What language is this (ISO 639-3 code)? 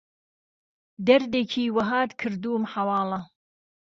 ckb